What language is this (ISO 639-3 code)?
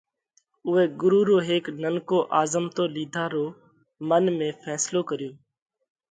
kvx